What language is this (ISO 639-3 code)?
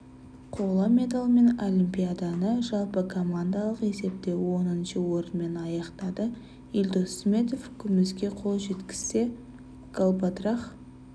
kaz